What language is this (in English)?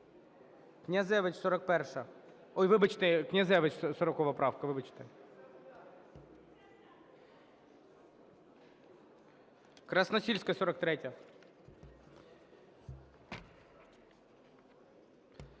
Ukrainian